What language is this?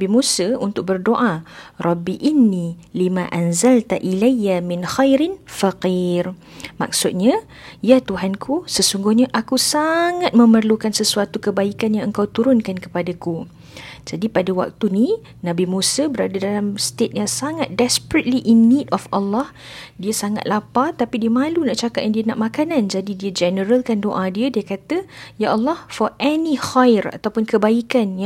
Malay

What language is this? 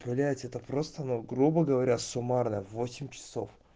Russian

